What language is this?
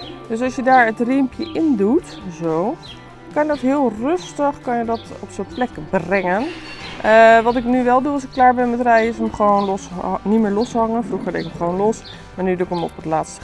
Dutch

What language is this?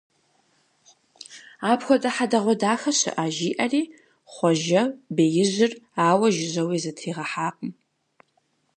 Kabardian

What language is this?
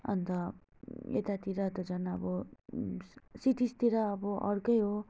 Nepali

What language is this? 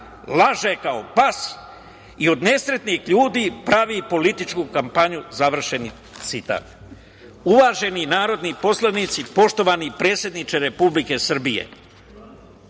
Serbian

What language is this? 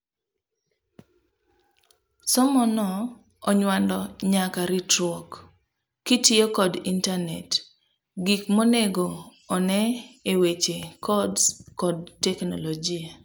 Luo (Kenya and Tanzania)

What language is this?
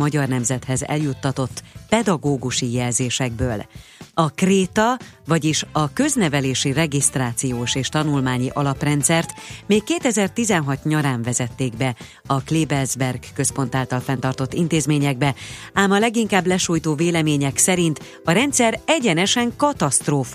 Hungarian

